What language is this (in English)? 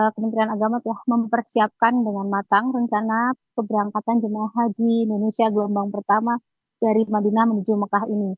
Indonesian